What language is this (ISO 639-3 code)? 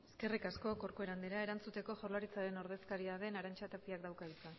eus